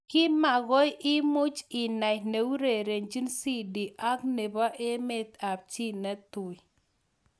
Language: Kalenjin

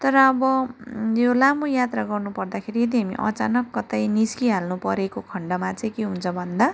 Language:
Nepali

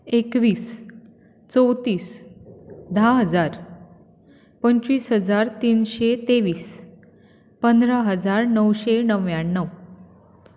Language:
Konkani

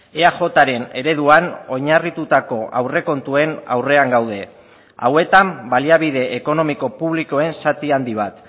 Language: Basque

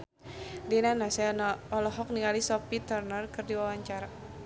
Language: Sundanese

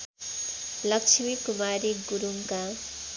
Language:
Nepali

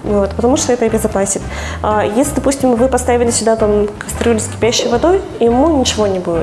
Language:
Russian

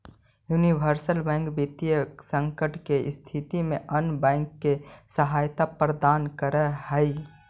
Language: Magahi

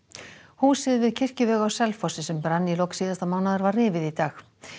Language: Icelandic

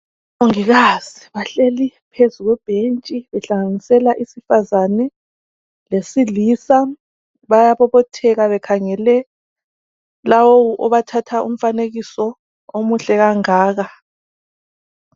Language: North Ndebele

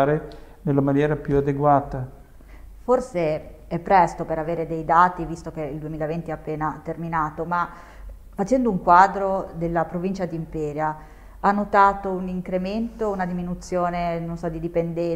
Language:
Italian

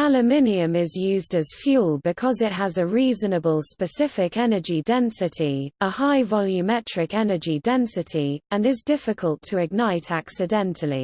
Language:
English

